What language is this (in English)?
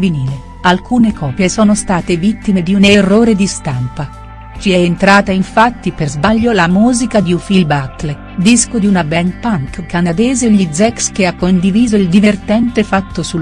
Italian